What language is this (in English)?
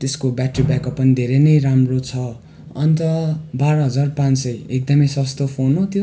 Nepali